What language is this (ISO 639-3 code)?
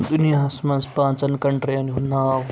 kas